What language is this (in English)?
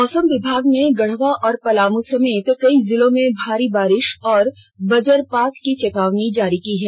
Hindi